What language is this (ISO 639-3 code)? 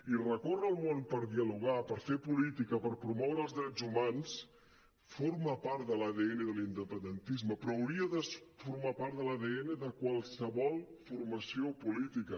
cat